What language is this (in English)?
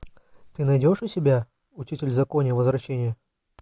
Russian